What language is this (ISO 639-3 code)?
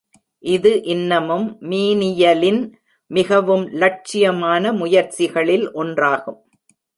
tam